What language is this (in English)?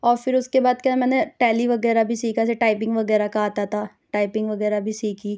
Urdu